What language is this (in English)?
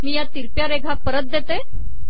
Marathi